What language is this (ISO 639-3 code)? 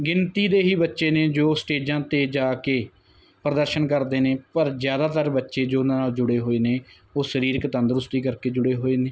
pan